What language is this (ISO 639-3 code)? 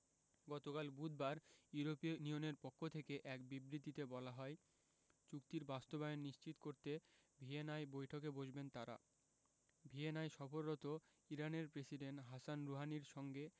ben